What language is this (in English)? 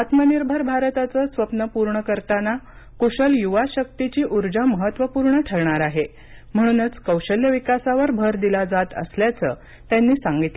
Marathi